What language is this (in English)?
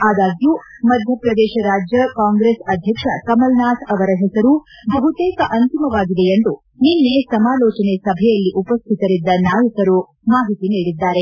Kannada